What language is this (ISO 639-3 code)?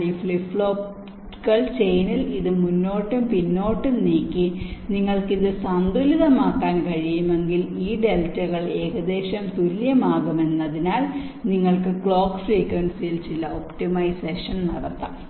mal